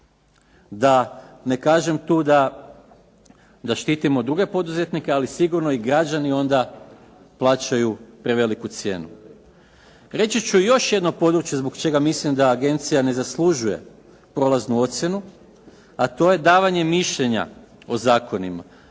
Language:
Croatian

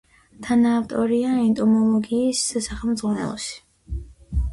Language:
Georgian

